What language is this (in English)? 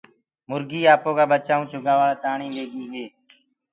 Gurgula